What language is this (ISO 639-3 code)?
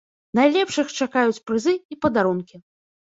bel